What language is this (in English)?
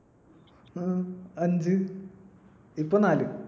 Malayalam